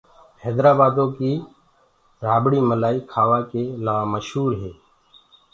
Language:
Gurgula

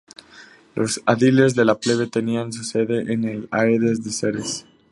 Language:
Spanish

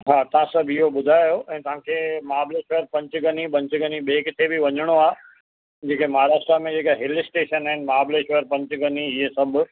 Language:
Sindhi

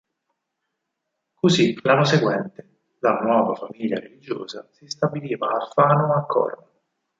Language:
Italian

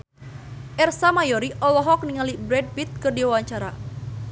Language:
Sundanese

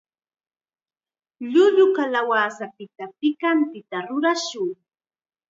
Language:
Chiquián Ancash Quechua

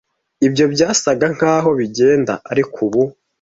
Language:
Kinyarwanda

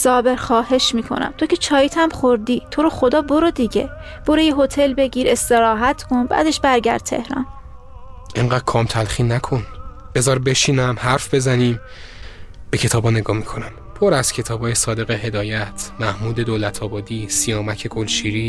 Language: Persian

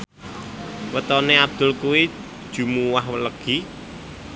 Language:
Javanese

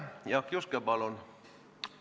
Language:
Estonian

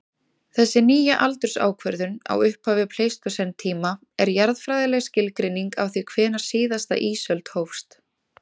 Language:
Icelandic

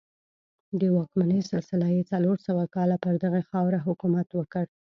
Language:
Pashto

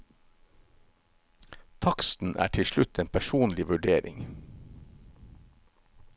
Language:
Norwegian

